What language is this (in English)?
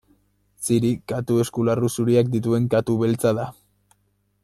Basque